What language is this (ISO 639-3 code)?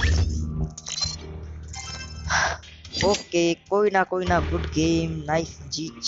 hin